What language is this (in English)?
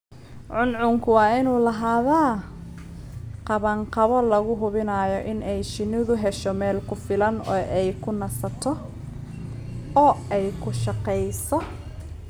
Somali